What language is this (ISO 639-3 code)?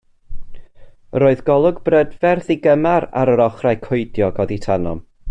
cym